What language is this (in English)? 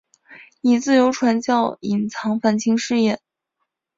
Chinese